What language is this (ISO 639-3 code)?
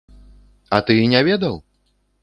bel